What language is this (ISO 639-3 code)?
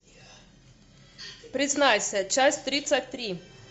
rus